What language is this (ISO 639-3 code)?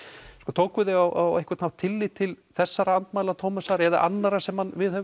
isl